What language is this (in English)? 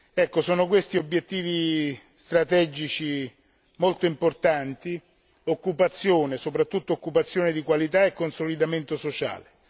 Italian